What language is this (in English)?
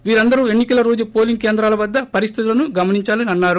Telugu